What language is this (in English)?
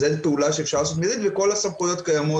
Hebrew